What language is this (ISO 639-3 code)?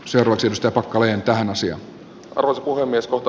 fin